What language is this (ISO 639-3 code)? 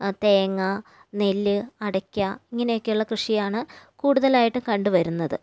mal